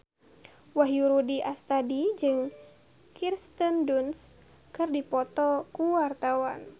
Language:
Sundanese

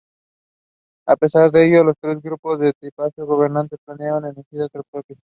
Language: Spanish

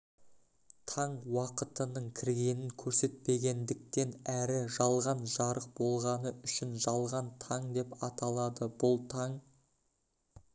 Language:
Kazakh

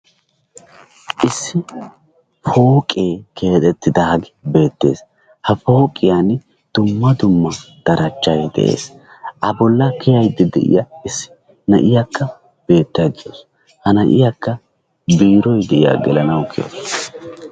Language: Wolaytta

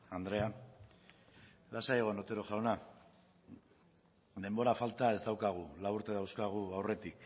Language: Basque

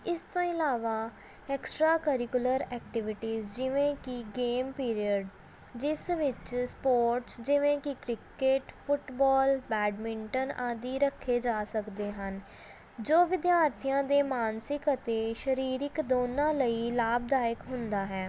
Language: Punjabi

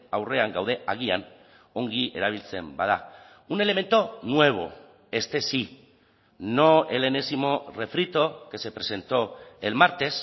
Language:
Spanish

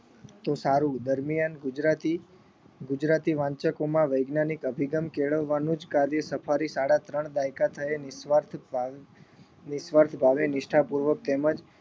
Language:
Gujarati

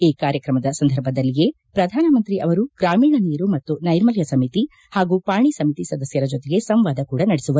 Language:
Kannada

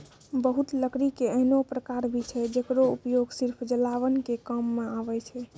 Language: Maithili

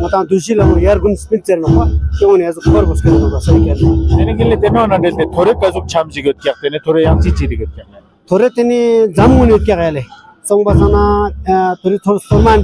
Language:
Arabic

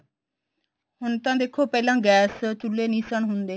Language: Punjabi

